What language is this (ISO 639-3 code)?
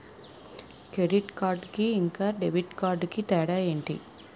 tel